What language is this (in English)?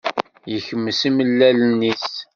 Kabyle